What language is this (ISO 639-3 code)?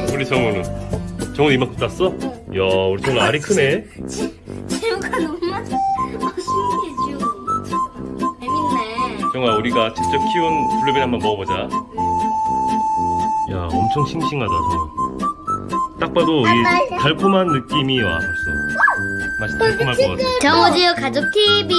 kor